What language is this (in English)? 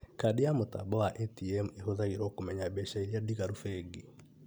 Kikuyu